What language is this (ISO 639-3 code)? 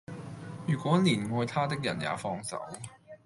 yue